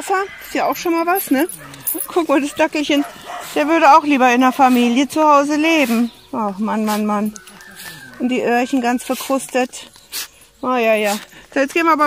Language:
German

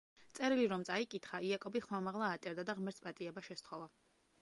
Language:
Georgian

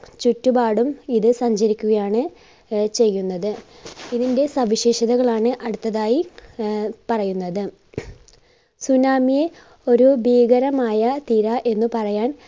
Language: Malayalam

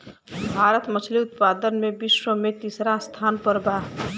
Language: Bhojpuri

